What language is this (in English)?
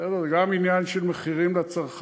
Hebrew